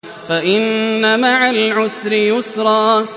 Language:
Arabic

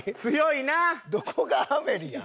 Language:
Japanese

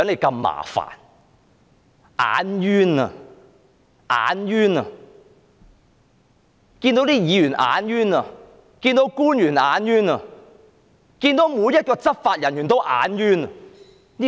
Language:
Cantonese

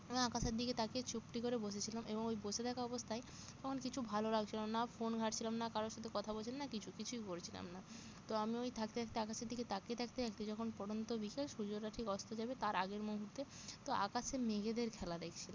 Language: Bangla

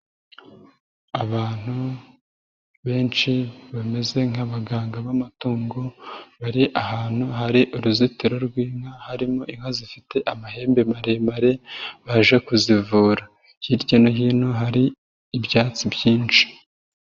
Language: Kinyarwanda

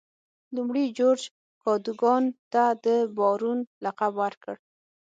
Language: Pashto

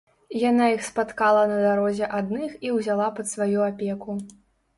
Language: Belarusian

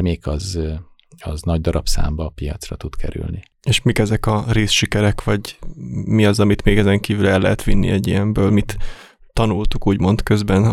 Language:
Hungarian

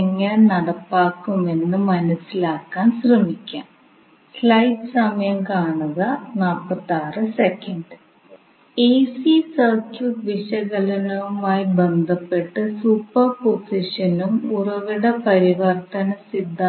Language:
Malayalam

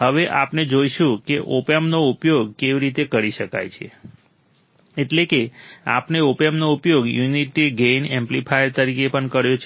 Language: Gujarati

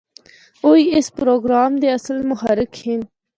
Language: Northern Hindko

